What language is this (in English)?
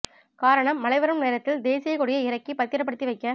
Tamil